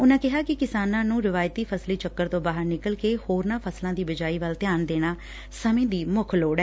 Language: Punjabi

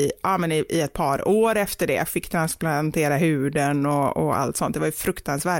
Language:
Swedish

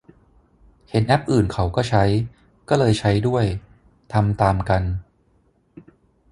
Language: Thai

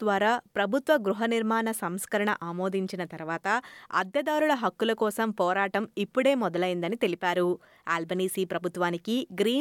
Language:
Telugu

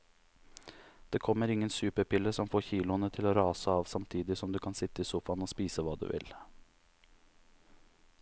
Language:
Norwegian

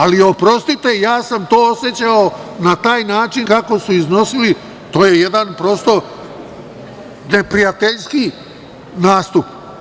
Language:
Serbian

